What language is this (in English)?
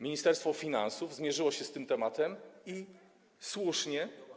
Polish